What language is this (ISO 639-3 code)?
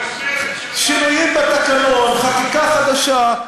heb